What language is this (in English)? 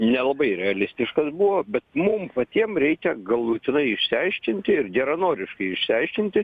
Lithuanian